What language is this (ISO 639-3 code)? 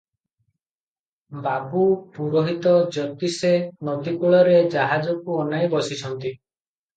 ori